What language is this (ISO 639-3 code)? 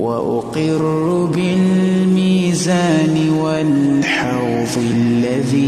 ara